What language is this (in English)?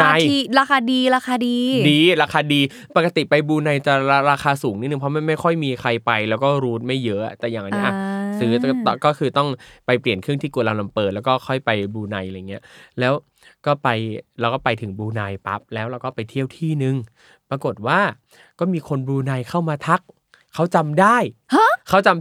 Thai